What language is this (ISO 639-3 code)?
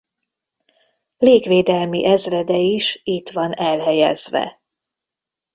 hun